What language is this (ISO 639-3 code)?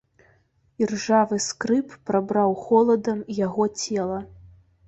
bel